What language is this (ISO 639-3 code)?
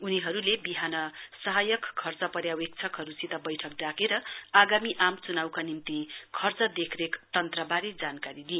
nep